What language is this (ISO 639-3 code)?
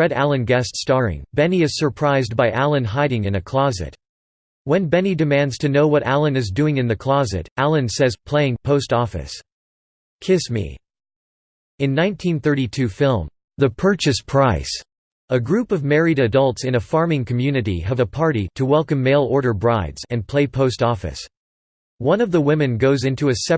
eng